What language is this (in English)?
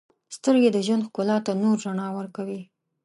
Pashto